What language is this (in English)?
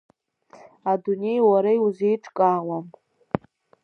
Abkhazian